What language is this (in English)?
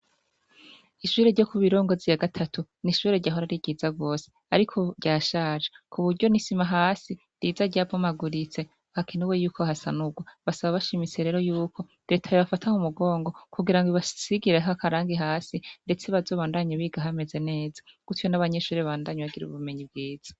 Rundi